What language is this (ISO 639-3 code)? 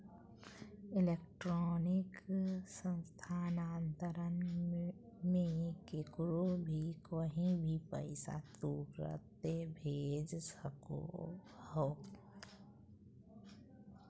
mag